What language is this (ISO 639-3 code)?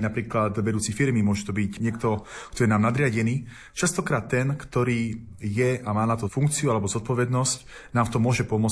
slk